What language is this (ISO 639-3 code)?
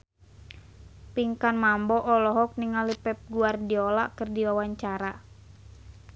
sun